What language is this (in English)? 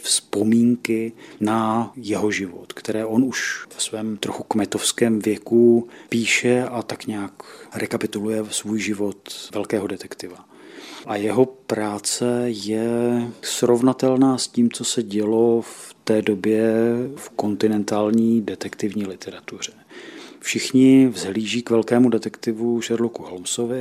Czech